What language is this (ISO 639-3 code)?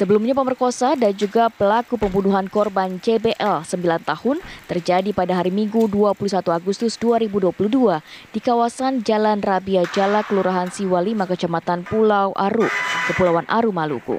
ind